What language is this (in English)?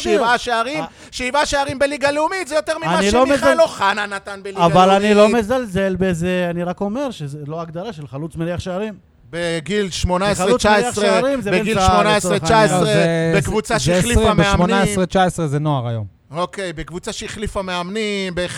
Hebrew